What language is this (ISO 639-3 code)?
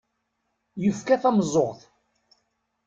kab